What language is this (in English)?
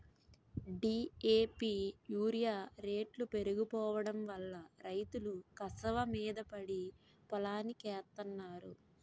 Telugu